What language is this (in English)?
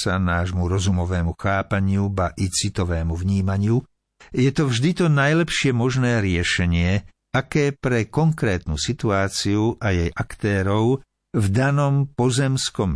Slovak